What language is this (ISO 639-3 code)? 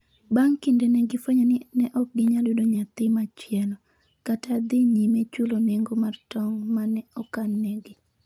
luo